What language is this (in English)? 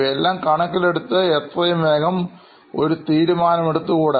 Malayalam